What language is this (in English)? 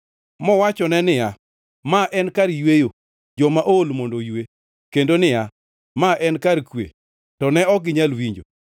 Luo (Kenya and Tanzania)